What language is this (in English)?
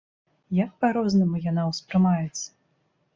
Belarusian